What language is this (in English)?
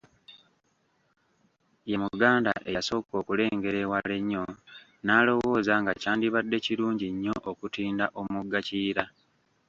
Ganda